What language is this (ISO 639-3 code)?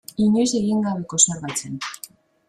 eus